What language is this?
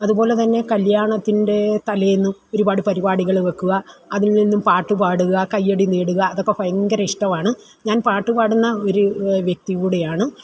Malayalam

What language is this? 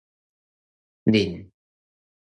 Min Nan Chinese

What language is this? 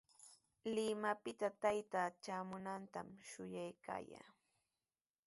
Sihuas Ancash Quechua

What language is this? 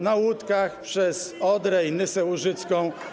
Polish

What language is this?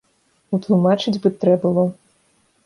Belarusian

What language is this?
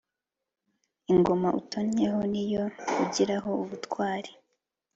Kinyarwanda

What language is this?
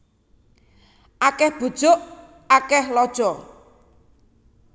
Javanese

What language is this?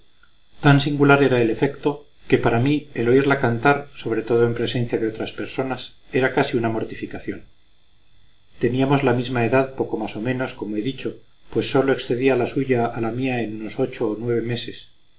Spanish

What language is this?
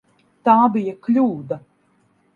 Latvian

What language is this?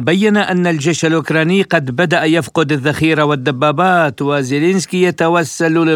Arabic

